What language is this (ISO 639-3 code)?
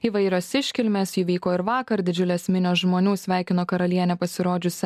lit